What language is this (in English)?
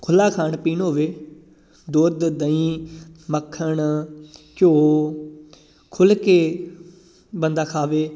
Punjabi